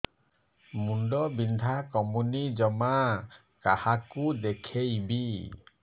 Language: Odia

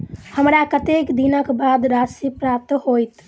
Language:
Maithili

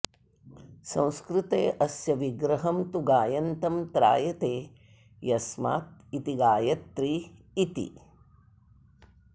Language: Sanskrit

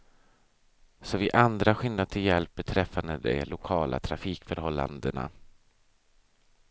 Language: Swedish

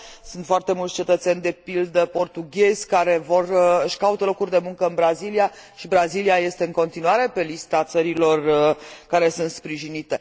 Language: Romanian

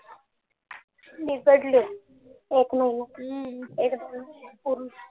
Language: Marathi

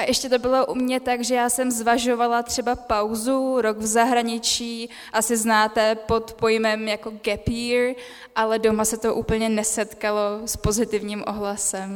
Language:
Czech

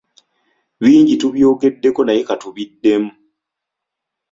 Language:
Ganda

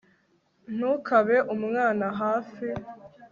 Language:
Kinyarwanda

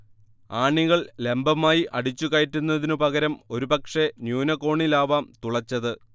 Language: Malayalam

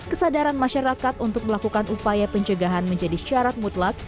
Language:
Indonesian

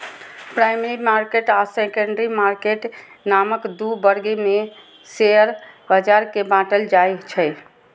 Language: Maithili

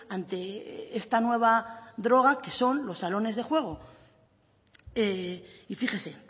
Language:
Spanish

